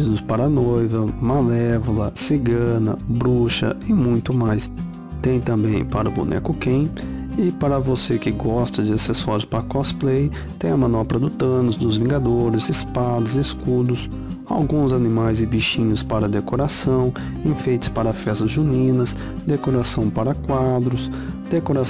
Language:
Portuguese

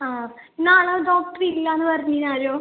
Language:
Malayalam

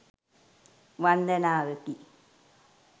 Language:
Sinhala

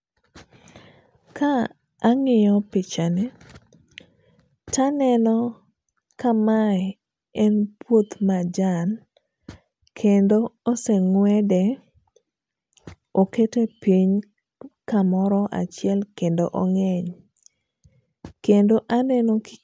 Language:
Luo (Kenya and Tanzania)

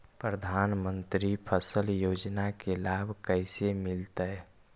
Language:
Magahi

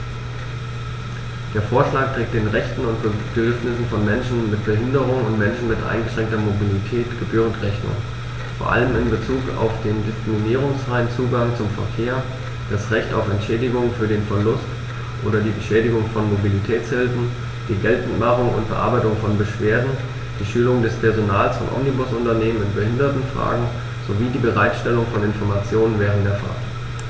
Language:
German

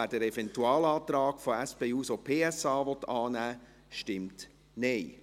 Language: Swiss German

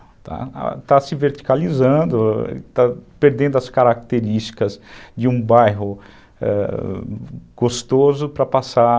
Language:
Portuguese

